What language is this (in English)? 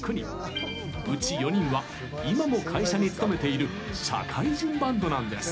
Japanese